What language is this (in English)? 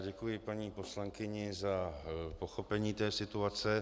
Czech